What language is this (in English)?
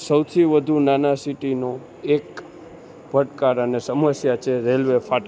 Gujarati